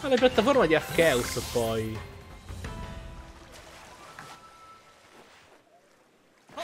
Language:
Italian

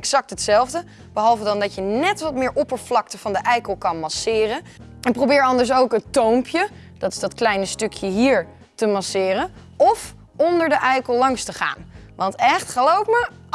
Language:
Dutch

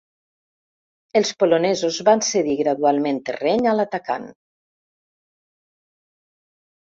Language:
Catalan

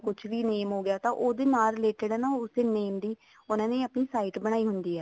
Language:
Punjabi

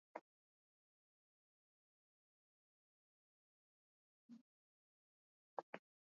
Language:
Swahili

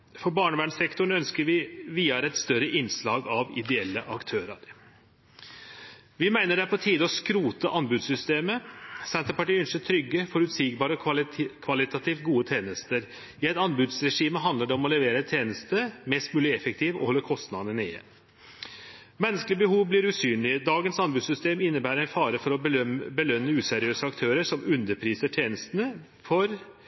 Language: Norwegian Nynorsk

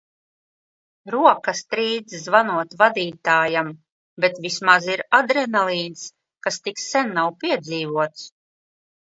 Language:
Latvian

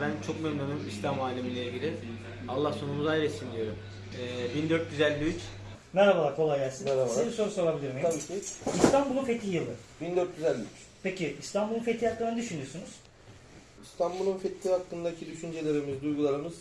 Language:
Turkish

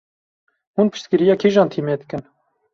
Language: Kurdish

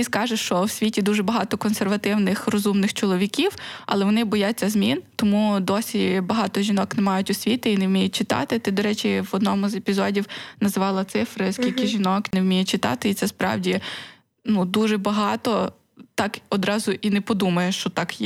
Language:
Ukrainian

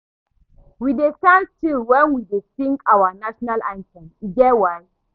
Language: Nigerian Pidgin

